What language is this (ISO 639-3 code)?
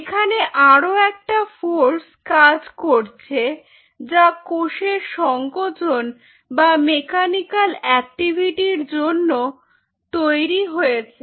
ben